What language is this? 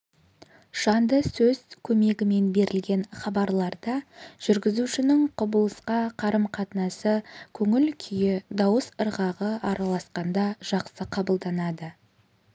Kazakh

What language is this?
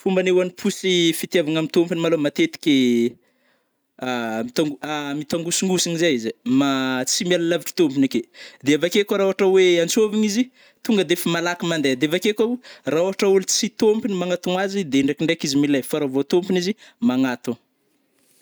Northern Betsimisaraka Malagasy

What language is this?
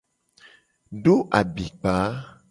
Gen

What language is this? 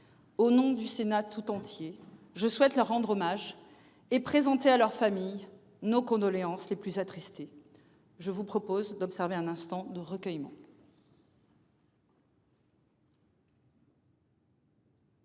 French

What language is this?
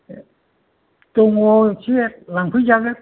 Bodo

